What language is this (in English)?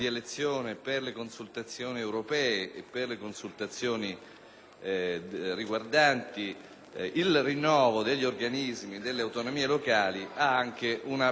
Italian